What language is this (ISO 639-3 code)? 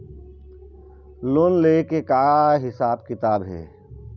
hne